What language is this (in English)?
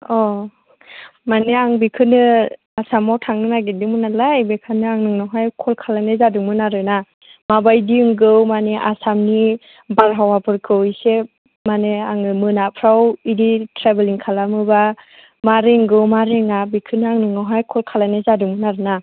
Bodo